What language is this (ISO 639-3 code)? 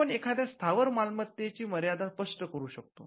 mar